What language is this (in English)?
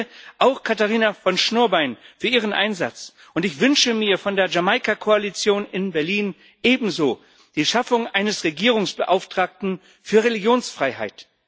German